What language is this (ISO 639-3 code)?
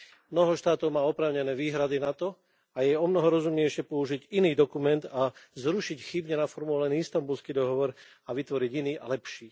slk